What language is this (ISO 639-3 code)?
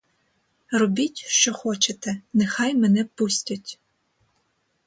ukr